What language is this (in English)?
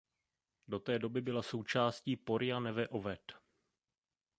Czech